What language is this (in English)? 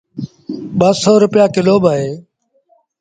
Sindhi Bhil